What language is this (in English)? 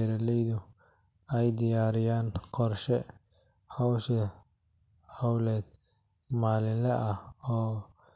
Somali